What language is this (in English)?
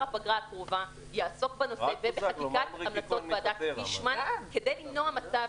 Hebrew